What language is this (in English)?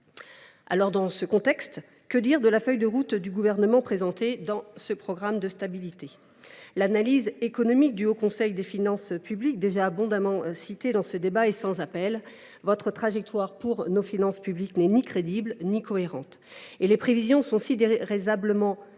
French